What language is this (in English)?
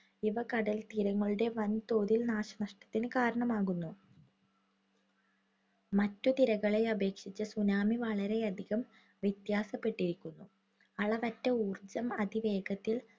Malayalam